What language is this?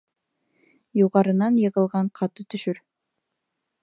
Bashkir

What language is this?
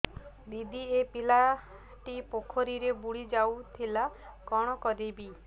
Odia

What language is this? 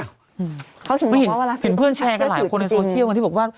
Thai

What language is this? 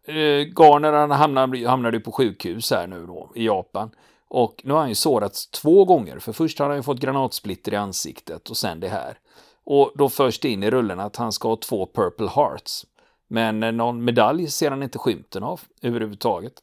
Swedish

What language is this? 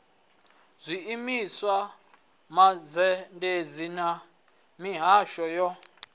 Venda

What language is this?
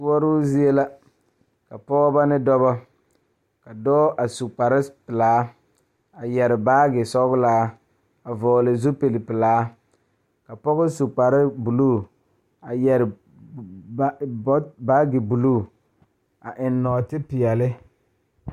Southern Dagaare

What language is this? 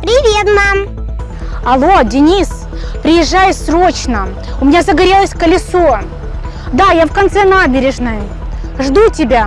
Russian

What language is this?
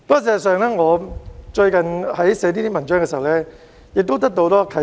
Cantonese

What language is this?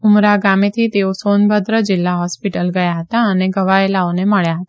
Gujarati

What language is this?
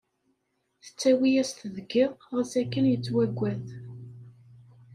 Kabyle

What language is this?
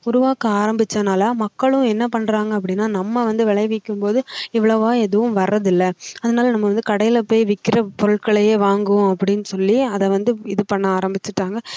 Tamil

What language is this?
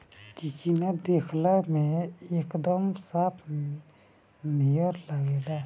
Bhojpuri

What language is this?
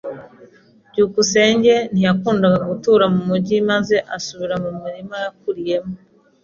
Kinyarwanda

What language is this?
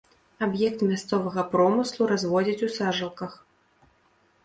Belarusian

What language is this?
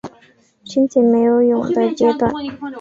Chinese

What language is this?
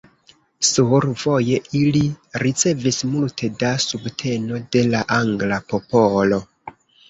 Esperanto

